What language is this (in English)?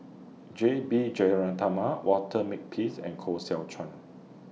English